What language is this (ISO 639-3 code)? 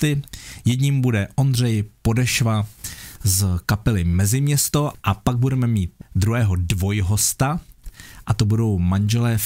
ces